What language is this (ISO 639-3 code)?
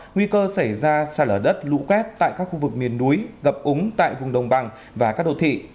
vie